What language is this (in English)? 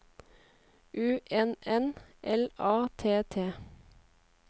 Norwegian